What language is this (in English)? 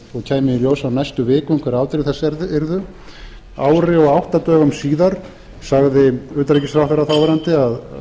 Icelandic